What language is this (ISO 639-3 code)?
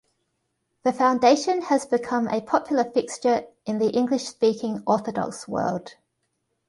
eng